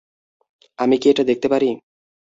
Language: Bangla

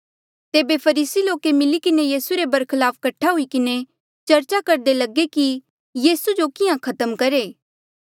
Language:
Mandeali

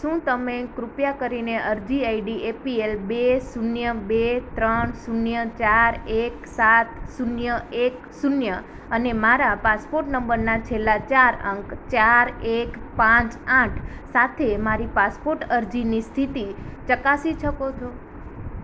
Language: Gujarati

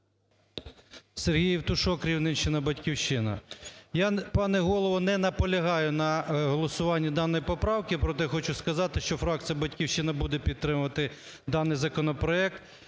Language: Ukrainian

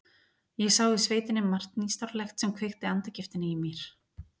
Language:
Icelandic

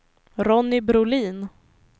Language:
Swedish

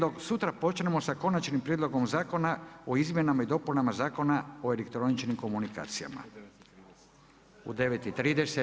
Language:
Croatian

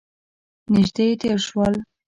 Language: Pashto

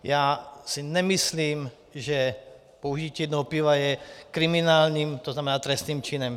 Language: Czech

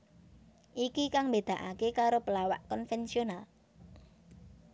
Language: Javanese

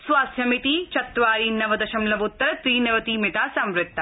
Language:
Sanskrit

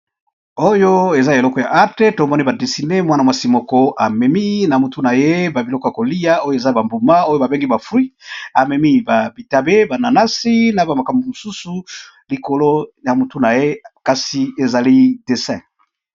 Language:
Lingala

